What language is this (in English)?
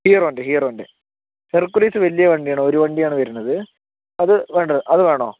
Malayalam